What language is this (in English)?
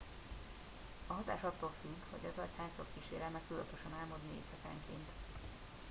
Hungarian